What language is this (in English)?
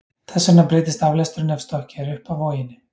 Icelandic